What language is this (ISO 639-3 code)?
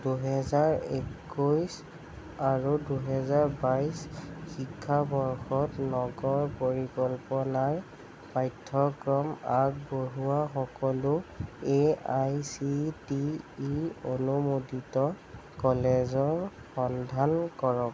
asm